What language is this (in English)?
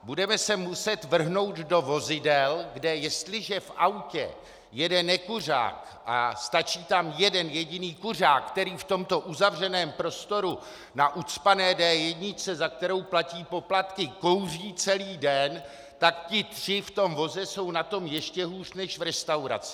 Czech